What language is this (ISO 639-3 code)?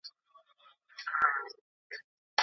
pus